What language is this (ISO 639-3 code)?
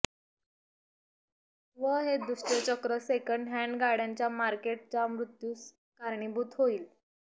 mar